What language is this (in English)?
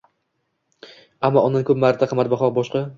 Uzbek